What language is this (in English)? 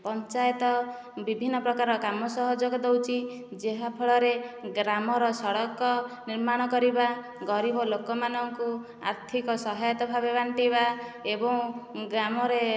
Odia